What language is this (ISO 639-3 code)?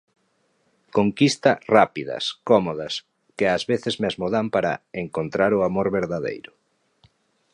glg